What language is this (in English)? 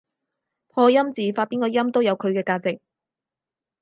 Cantonese